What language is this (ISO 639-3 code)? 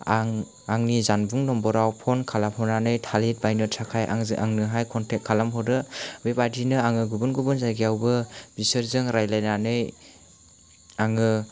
brx